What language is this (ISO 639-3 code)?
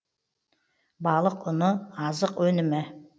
kaz